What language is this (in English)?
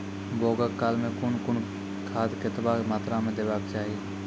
Maithili